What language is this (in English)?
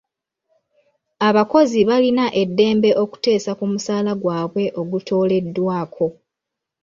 Ganda